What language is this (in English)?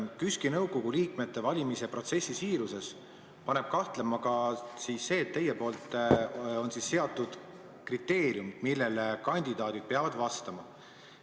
Estonian